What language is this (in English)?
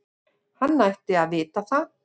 Icelandic